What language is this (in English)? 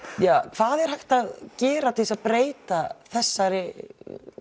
Icelandic